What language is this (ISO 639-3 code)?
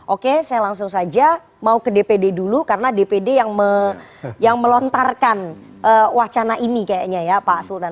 ind